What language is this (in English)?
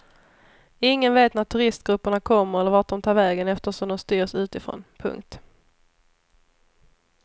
Swedish